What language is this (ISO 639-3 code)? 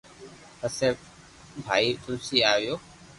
lrk